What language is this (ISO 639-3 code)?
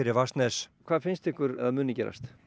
isl